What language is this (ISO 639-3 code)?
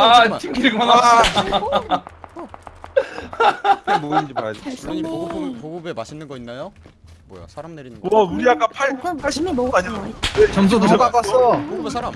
kor